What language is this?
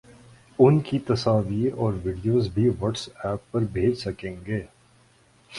Urdu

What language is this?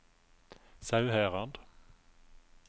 Norwegian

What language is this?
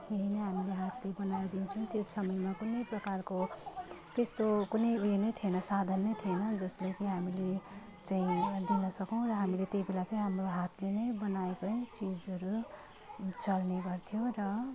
Nepali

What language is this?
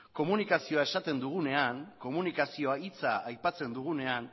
Basque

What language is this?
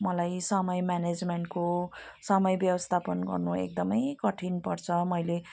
Nepali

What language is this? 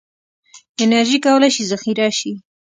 Pashto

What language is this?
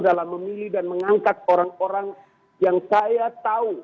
Indonesian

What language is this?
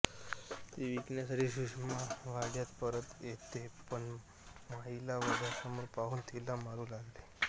Marathi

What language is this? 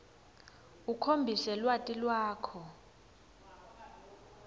Swati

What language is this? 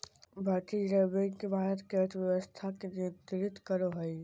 Magahi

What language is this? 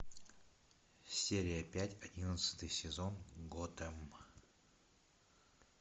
Russian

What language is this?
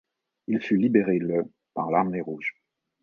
French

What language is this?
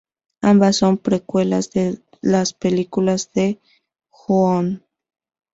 Spanish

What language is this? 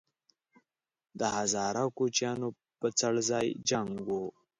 Pashto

